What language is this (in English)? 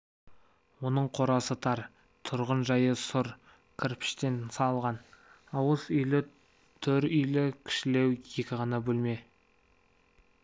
Kazakh